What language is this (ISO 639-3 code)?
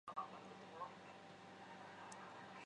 zho